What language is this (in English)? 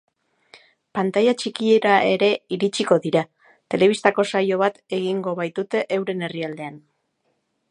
Basque